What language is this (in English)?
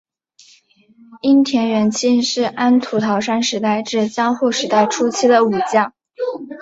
Chinese